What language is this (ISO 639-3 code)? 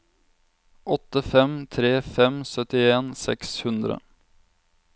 nor